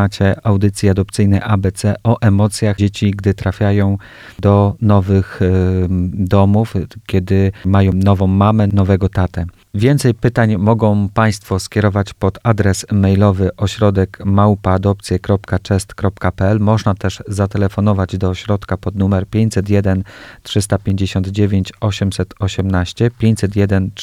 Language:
Polish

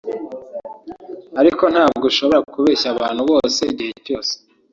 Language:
Kinyarwanda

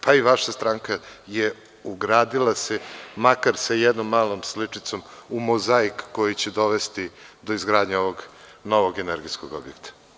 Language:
Serbian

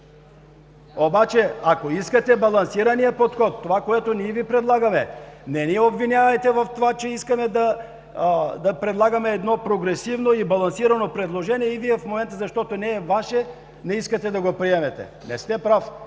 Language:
Bulgarian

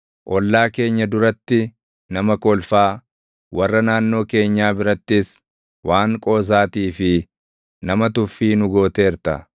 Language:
Oromo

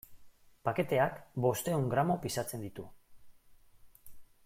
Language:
Basque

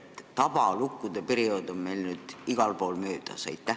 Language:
Estonian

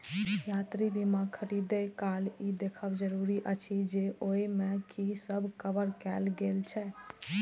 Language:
Maithili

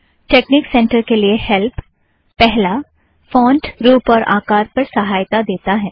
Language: Hindi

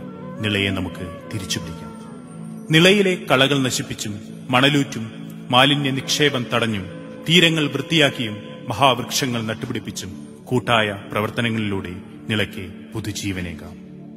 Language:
Malayalam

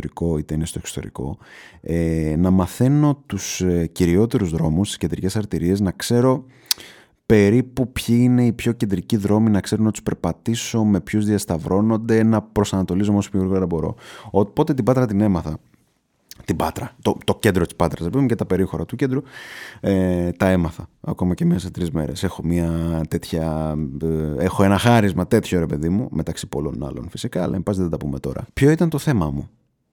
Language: Greek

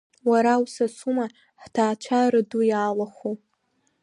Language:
Abkhazian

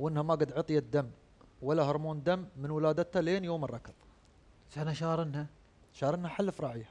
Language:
Arabic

